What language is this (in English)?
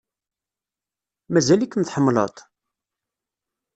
Kabyle